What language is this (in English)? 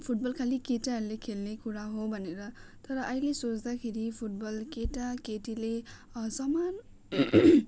Nepali